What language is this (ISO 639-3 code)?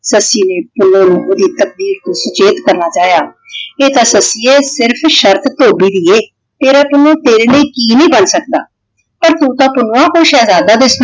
pan